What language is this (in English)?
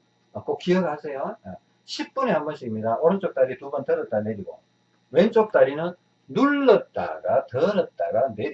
Korean